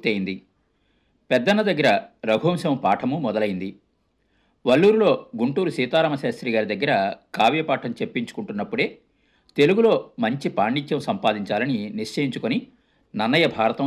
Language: Telugu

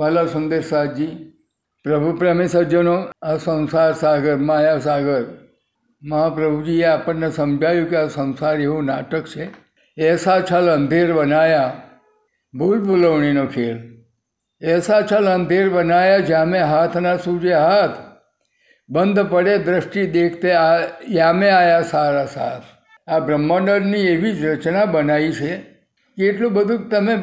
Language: Gujarati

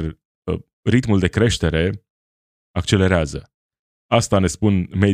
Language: Romanian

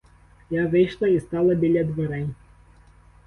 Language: Ukrainian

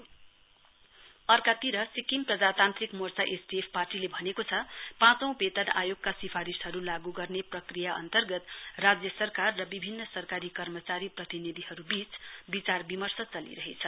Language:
Nepali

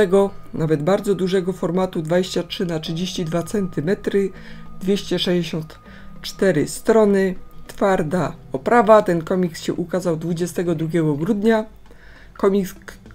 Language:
Polish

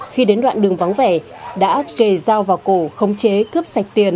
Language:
Vietnamese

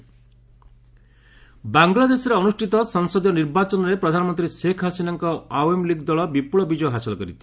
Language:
Odia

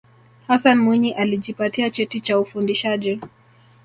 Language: Swahili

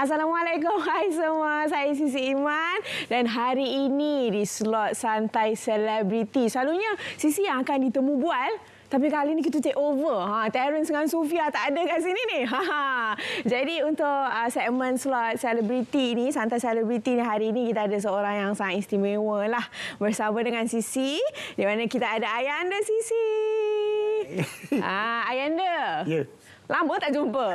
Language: Malay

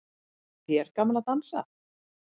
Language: Icelandic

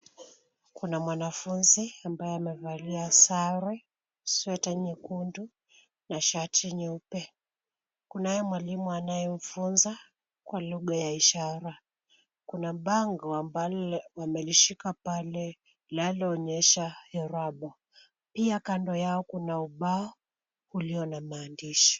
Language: Swahili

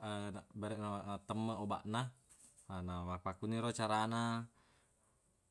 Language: Buginese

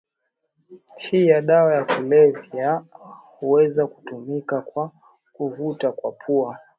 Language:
Swahili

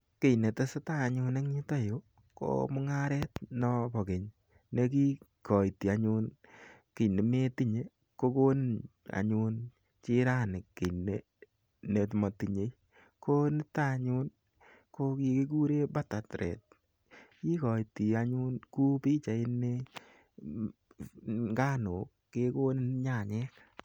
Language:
Kalenjin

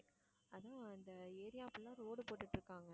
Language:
Tamil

